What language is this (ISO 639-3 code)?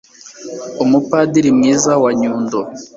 kin